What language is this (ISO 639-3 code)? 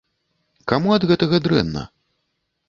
bel